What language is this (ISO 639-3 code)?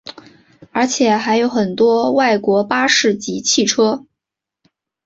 zho